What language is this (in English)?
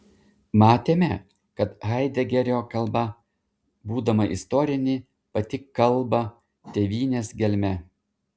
Lithuanian